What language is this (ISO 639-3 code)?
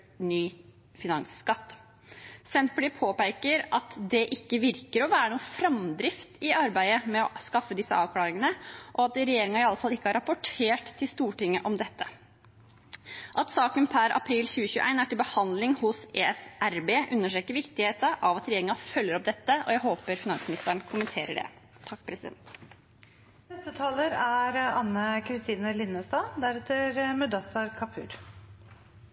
nob